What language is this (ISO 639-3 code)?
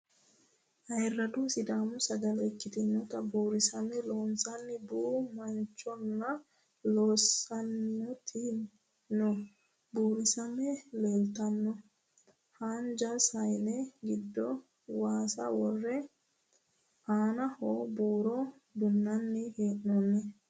sid